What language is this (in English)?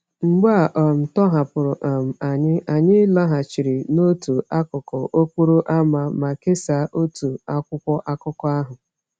Igbo